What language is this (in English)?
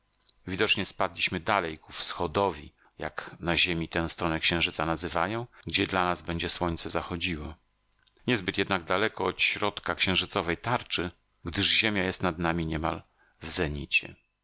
Polish